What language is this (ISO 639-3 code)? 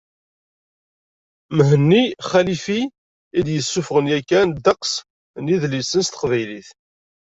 kab